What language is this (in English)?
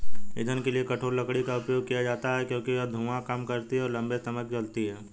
Hindi